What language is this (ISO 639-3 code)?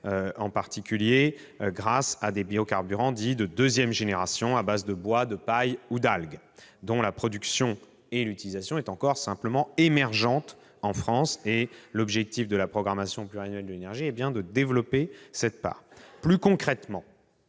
fra